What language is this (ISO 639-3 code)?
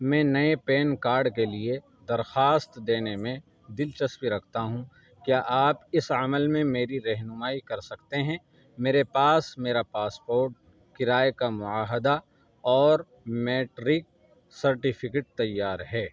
urd